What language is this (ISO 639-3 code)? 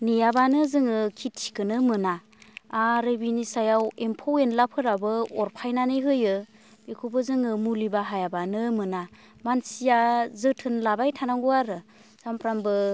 brx